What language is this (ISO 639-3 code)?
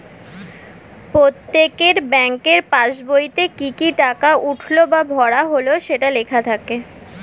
ben